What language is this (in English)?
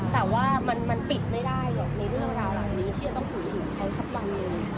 Thai